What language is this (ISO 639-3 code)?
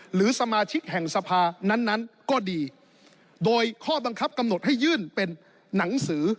tha